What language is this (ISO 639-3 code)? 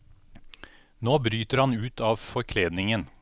nor